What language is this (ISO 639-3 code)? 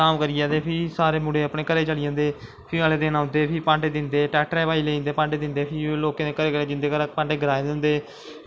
doi